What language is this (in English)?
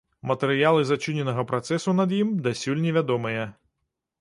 Belarusian